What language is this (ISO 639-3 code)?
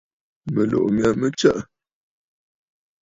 bfd